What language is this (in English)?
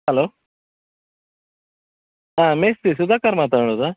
Kannada